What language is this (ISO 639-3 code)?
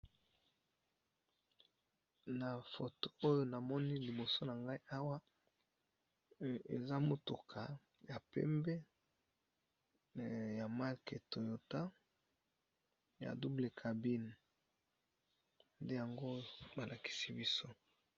lin